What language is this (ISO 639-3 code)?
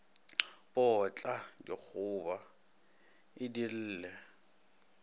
nso